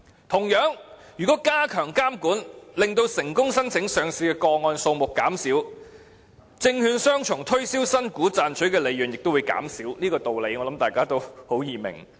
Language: Cantonese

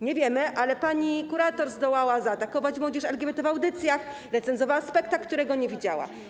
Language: Polish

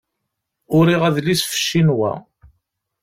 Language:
Kabyle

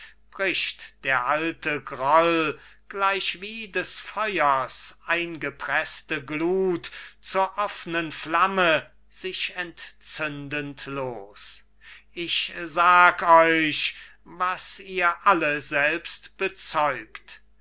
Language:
German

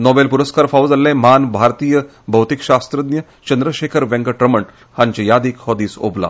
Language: Konkani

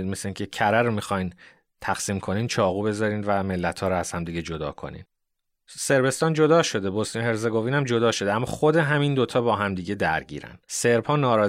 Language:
Persian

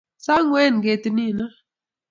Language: Kalenjin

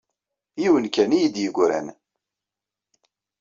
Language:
Kabyle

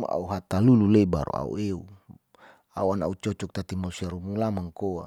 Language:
Saleman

